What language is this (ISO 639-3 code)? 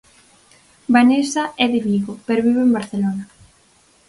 glg